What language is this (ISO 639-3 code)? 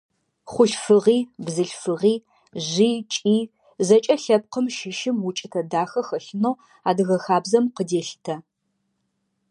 ady